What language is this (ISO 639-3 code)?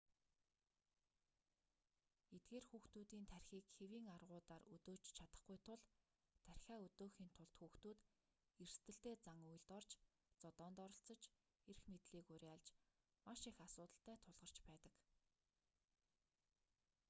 mon